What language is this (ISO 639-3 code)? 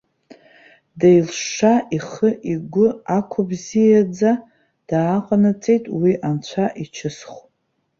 abk